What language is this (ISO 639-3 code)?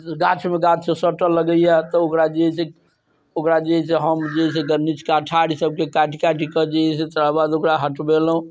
mai